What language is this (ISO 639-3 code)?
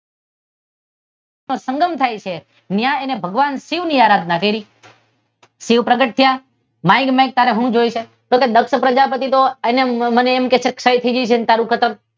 guj